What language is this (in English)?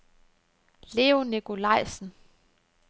Danish